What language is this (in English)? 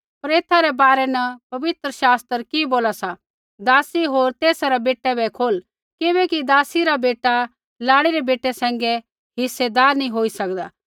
Kullu Pahari